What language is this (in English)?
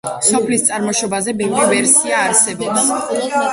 Georgian